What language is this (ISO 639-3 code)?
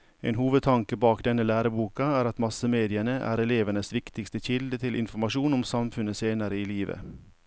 nor